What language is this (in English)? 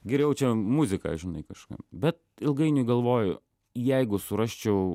Lithuanian